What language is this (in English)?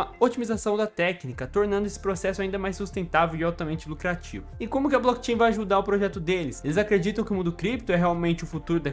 Portuguese